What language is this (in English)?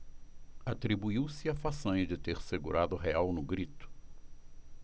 Portuguese